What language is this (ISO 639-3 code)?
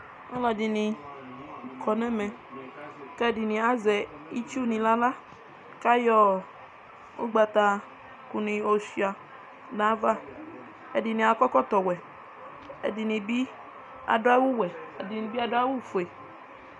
kpo